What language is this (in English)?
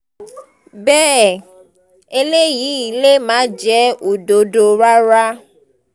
Yoruba